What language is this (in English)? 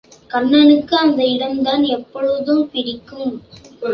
Tamil